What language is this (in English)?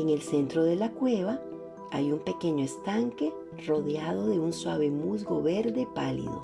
Spanish